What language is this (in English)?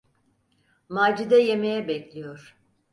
Turkish